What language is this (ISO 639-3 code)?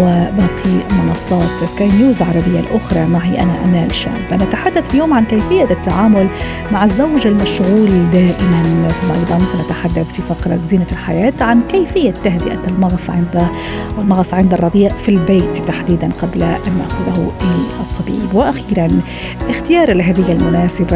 ara